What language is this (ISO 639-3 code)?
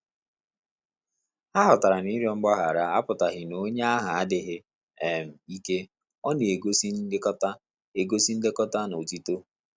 ibo